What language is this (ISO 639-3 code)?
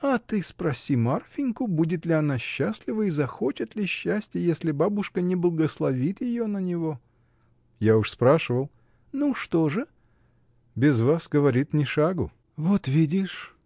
rus